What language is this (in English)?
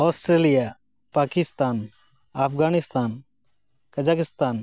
Santali